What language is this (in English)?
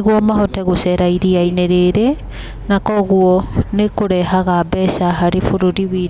Kikuyu